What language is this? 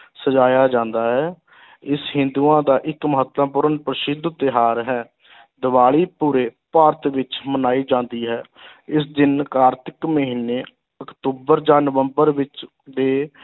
Punjabi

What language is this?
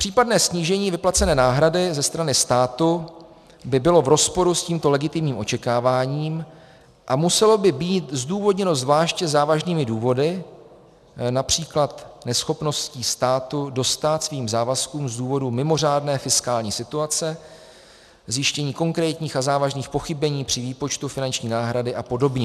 Czech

